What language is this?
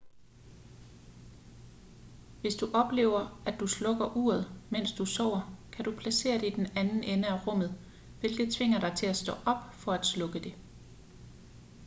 Danish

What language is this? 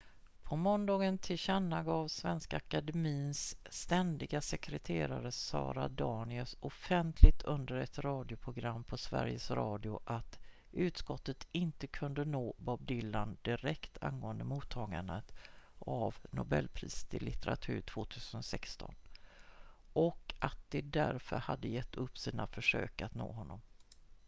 Swedish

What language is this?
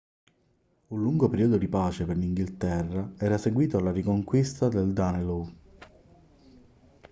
Italian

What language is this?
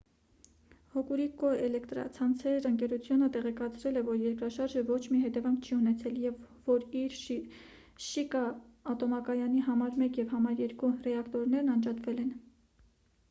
Armenian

